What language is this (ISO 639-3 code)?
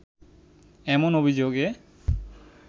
ben